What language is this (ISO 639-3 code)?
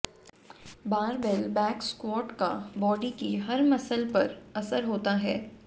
hin